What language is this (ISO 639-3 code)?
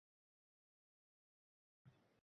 uzb